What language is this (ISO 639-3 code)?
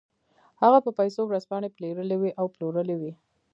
pus